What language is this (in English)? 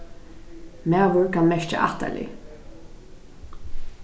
Faroese